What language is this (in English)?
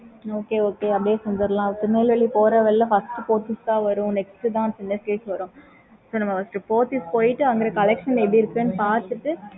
Tamil